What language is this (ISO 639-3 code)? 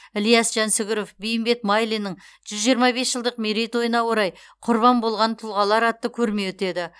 kaz